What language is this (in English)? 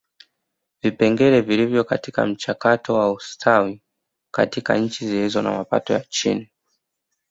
Swahili